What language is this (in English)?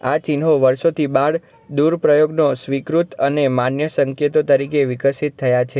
Gujarati